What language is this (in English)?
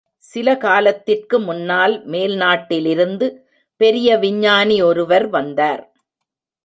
Tamil